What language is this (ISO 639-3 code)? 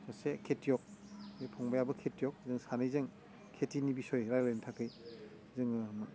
brx